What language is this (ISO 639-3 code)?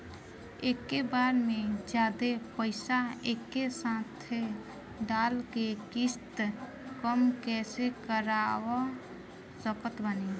bho